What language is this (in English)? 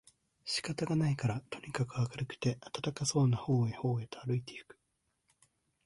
Japanese